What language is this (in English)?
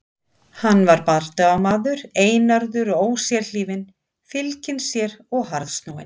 Icelandic